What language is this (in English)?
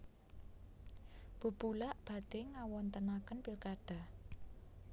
Javanese